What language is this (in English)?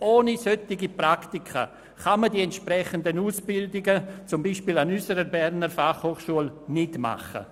Swiss German